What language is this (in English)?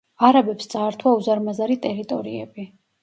Georgian